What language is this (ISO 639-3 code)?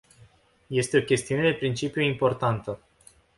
ron